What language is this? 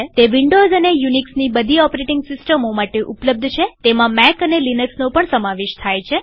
Gujarati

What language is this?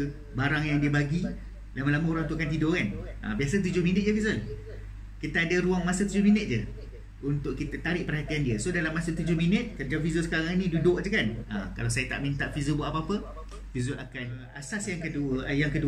Malay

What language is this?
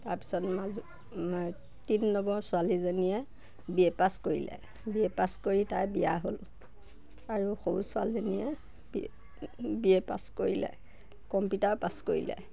Assamese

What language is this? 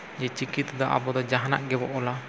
Santali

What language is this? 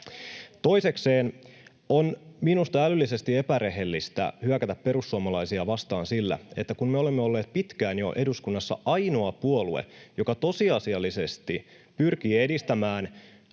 Finnish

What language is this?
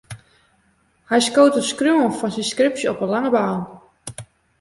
Western Frisian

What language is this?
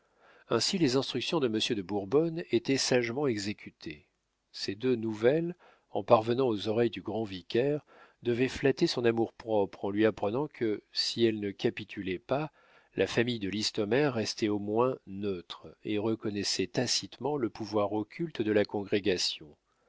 French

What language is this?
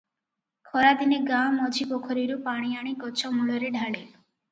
Odia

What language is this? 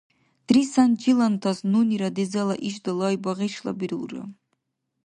Dargwa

